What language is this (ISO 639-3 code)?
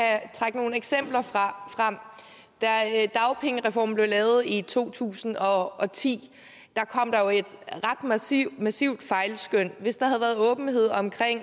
dan